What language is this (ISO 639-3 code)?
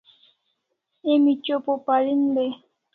kls